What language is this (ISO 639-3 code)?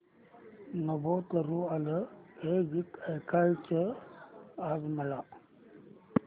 mar